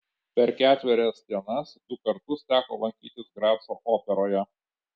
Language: Lithuanian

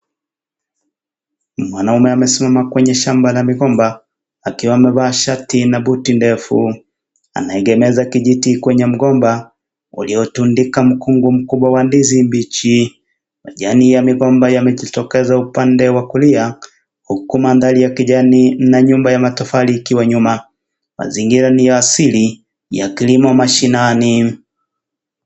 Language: Swahili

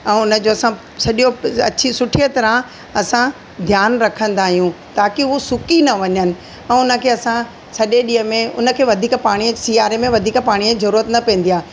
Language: Sindhi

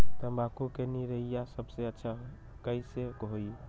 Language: Magahi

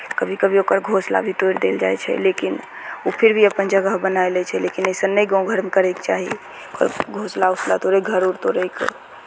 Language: Maithili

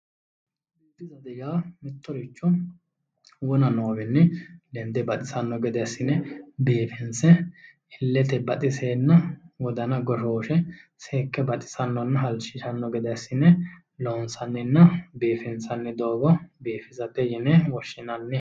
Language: Sidamo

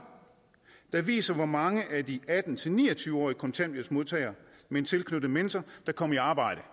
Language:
Danish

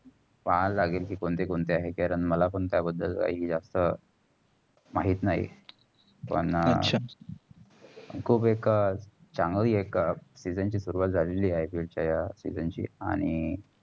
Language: Marathi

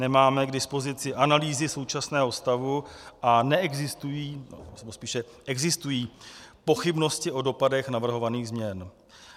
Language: Czech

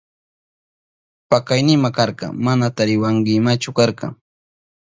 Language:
Southern Pastaza Quechua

